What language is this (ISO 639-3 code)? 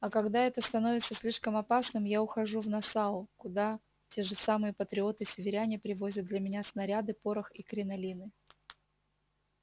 rus